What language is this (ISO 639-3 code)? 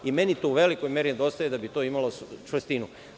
srp